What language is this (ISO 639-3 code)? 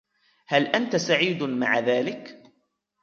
ara